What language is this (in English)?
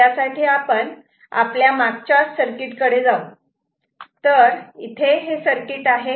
Marathi